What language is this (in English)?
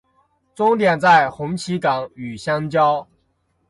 Chinese